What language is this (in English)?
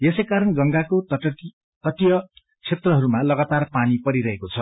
Nepali